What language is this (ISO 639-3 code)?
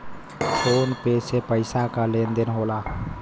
bho